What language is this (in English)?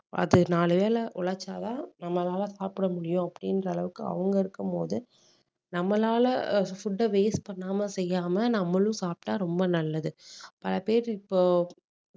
Tamil